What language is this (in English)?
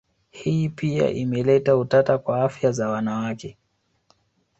Swahili